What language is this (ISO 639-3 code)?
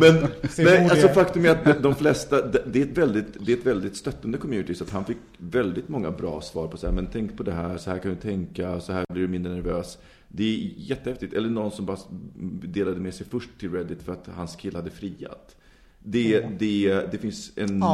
swe